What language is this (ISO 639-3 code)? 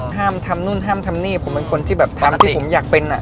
tha